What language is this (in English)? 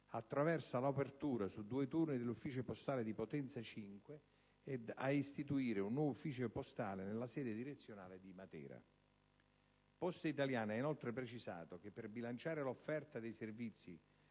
Italian